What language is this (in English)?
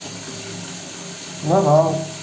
Russian